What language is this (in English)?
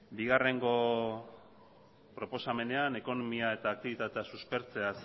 Basque